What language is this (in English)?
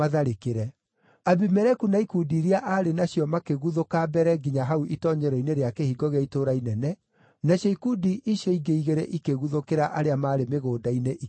Kikuyu